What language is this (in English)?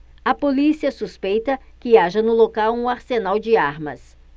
Portuguese